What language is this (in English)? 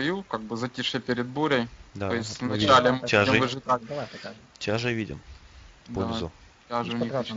Russian